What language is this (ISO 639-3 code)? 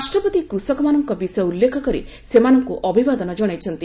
ori